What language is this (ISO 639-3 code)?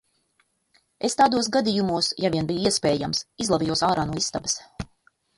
lav